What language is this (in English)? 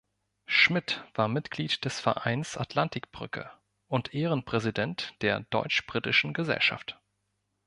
German